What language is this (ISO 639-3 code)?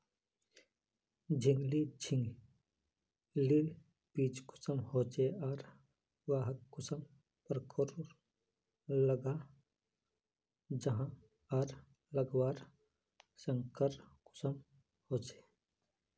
mag